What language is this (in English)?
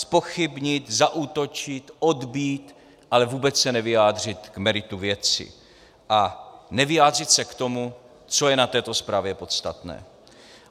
Czech